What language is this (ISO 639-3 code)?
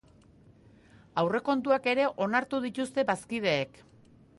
eus